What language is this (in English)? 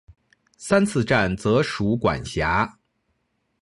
Chinese